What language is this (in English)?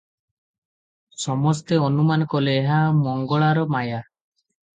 Odia